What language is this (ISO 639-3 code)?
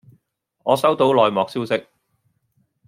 yue